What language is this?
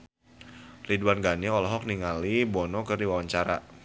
Sundanese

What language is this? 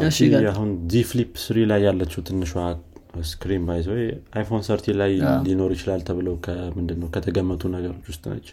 Amharic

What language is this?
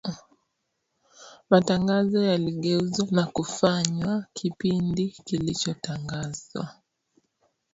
Swahili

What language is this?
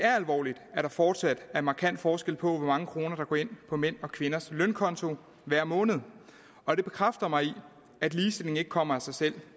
Danish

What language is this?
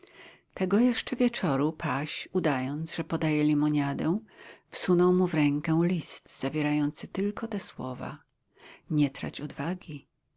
Polish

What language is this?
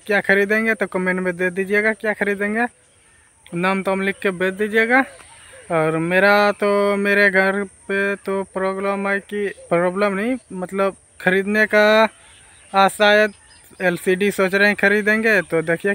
Hindi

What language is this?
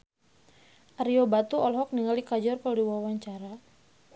Sundanese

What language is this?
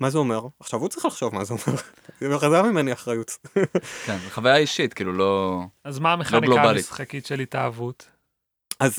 Hebrew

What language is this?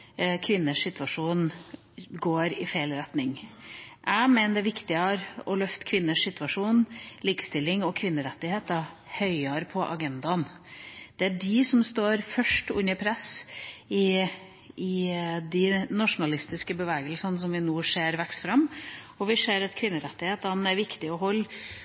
Norwegian Bokmål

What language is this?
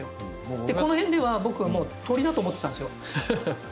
Japanese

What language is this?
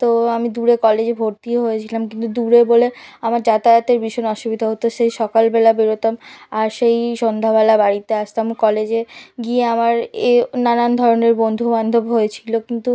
Bangla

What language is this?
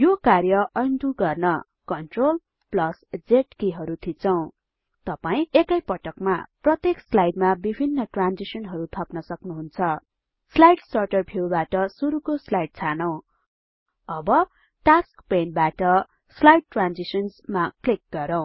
Nepali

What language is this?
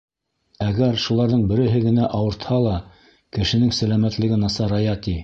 Bashkir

